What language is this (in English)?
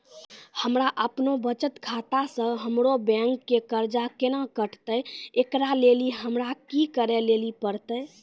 Maithili